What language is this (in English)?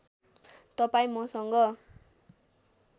Nepali